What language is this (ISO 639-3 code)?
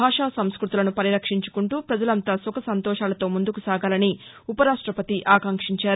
tel